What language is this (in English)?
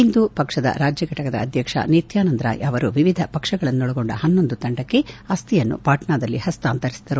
Kannada